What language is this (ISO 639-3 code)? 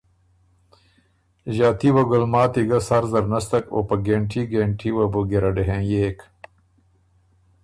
oru